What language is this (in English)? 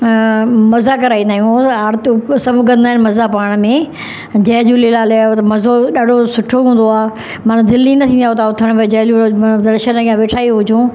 Sindhi